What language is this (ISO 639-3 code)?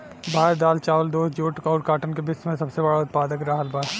bho